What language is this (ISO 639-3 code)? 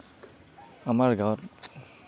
asm